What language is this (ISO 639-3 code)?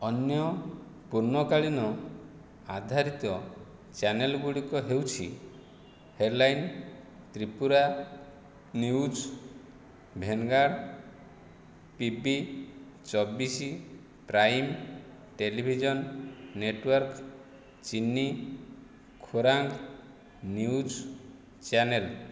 ori